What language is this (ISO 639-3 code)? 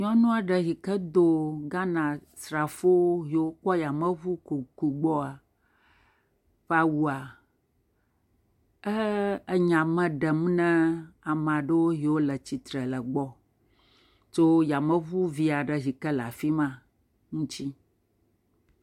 ewe